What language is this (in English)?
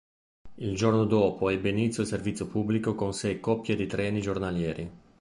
Italian